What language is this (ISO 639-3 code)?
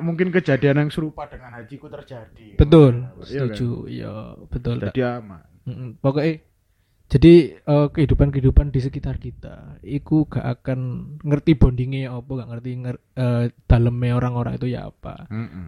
ind